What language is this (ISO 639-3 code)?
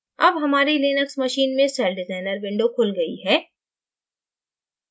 hin